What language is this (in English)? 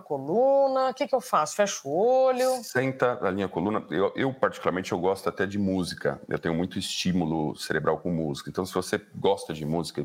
Portuguese